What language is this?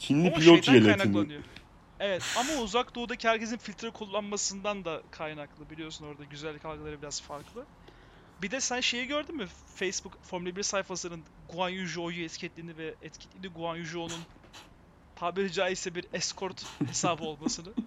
Turkish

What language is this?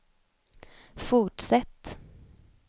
Swedish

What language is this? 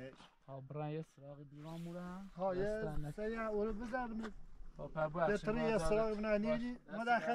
Persian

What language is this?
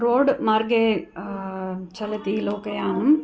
Sanskrit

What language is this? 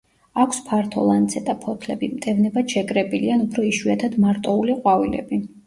Georgian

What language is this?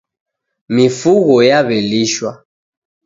Taita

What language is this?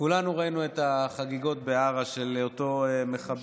Hebrew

